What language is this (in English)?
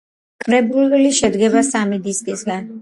Georgian